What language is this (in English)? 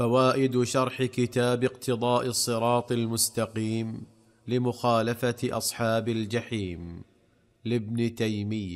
Arabic